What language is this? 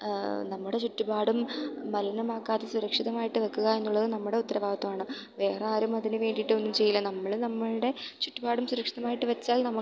Malayalam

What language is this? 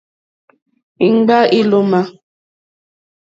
Mokpwe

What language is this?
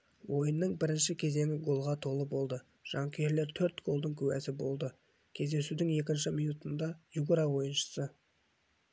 Kazakh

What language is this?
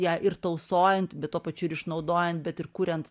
Lithuanian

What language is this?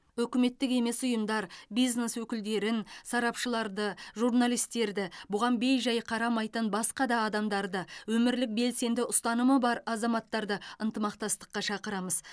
Kazakh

